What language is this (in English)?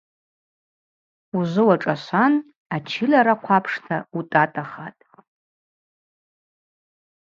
Abaza